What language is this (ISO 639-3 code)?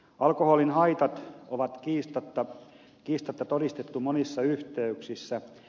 fin